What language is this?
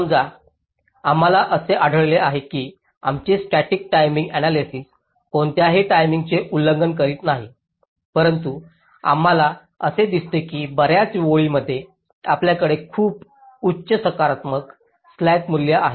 Marathi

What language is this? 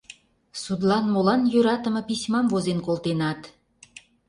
Mari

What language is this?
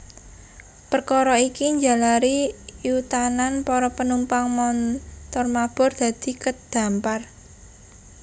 Javanese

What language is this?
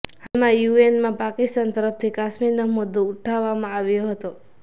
Gujarati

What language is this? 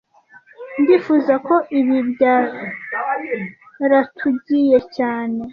Kinyarwanda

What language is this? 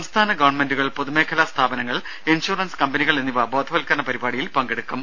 Malayalam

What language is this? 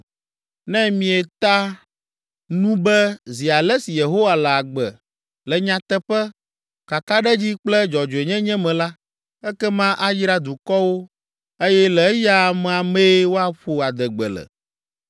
Ewe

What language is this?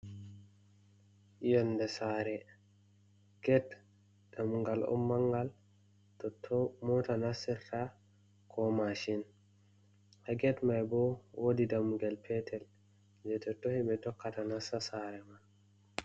Fula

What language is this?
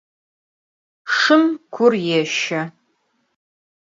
Adyghe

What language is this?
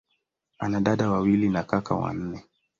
Swahili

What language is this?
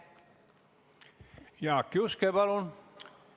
Estonian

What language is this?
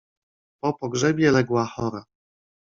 Polish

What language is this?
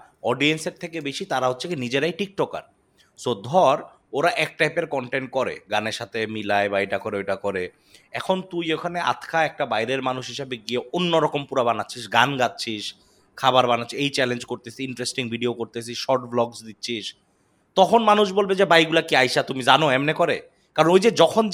Bangla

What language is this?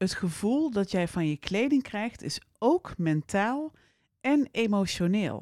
Dutch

